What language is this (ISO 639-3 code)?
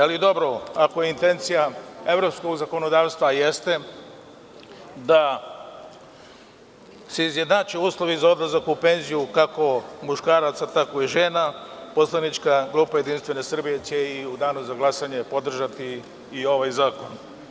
srp